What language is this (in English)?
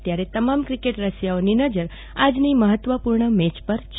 Gujarati